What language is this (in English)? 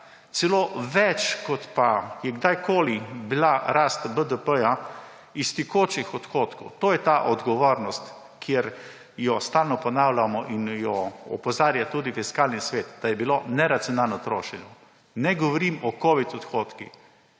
Slovenian